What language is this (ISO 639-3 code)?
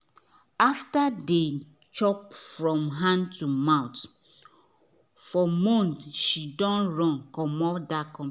pcm